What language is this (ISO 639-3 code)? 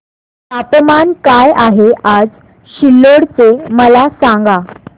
mar